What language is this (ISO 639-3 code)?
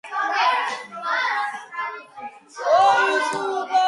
kat